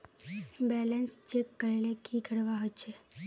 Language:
Magahi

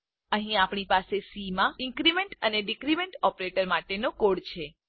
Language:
Gujarati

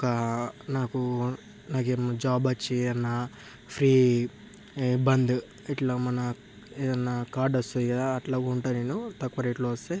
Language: Telugu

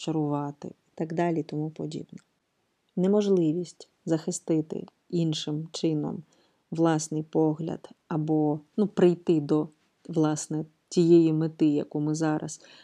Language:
Ukrainian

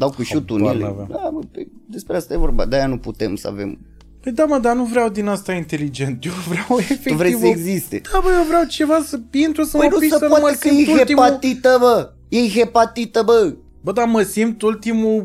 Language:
Romanian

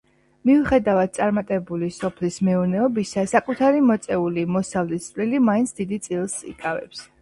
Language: Georgian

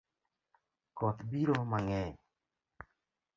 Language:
Luo (Kenya and Tanzania)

